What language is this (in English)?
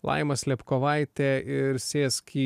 Lithuanian